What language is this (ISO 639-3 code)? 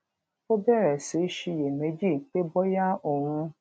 yor